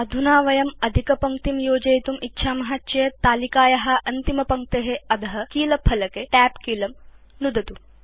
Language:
Sanskrit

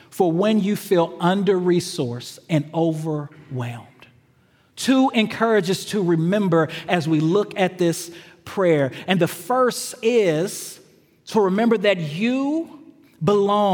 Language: English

